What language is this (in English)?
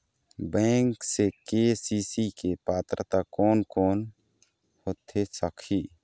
Chhattisgarhi